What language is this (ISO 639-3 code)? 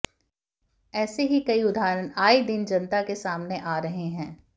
hin